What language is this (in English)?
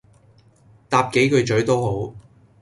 Cantonese